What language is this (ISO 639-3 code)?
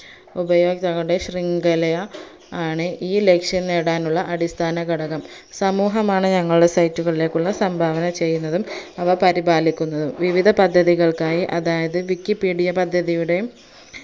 mal